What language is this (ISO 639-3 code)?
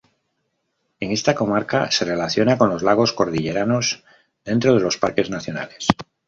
spa